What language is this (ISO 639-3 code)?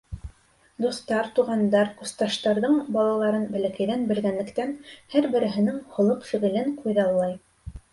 bak